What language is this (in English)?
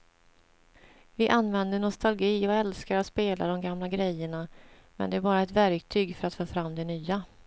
Swedish